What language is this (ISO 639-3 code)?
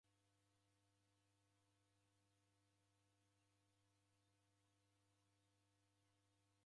dav